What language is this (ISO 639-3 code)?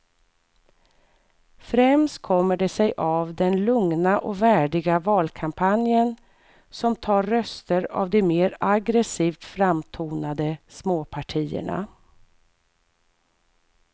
swe